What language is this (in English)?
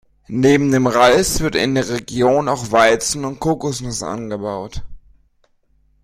German